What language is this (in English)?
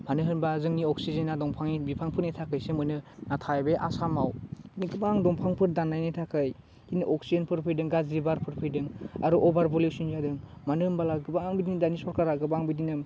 Bodo